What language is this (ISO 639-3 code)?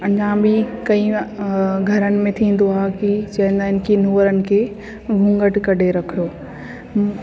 snd